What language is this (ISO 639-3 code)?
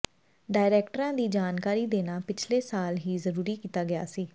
pan